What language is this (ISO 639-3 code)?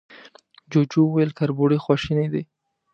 pus